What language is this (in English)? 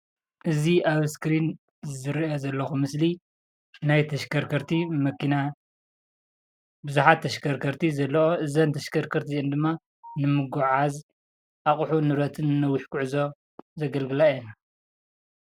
Tigrinya